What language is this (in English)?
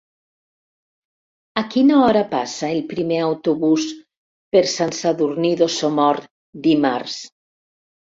Catalan